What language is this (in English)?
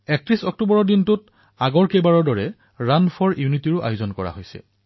Assamese